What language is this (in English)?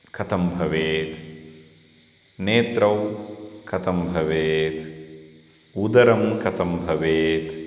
Sanskrit